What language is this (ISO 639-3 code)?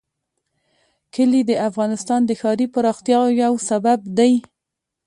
pus